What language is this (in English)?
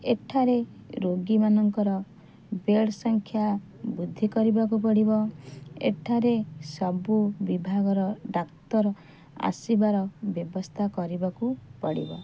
Odia